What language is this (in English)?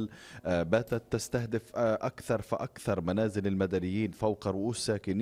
Arabic